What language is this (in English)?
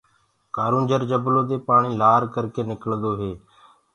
Gurgula